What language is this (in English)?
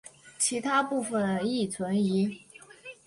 Chinese